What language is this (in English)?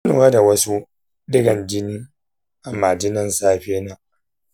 Hausa